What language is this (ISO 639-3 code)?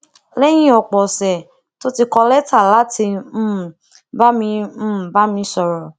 yor